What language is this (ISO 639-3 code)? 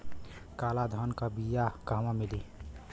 bho